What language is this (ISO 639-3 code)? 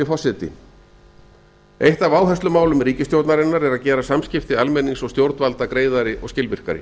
isl